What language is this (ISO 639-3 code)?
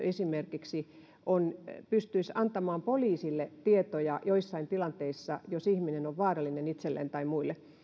fin